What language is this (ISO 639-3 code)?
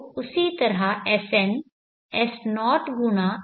hin